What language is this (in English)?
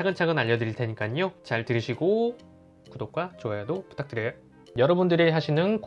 Korean